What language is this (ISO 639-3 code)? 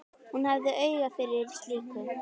isl